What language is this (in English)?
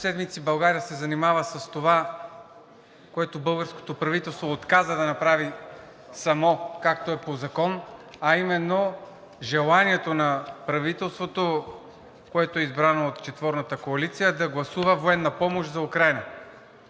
Bulgarian